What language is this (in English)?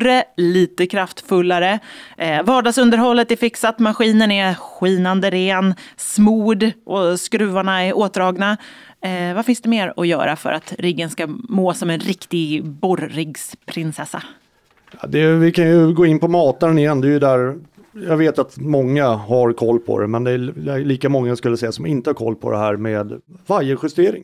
Swedish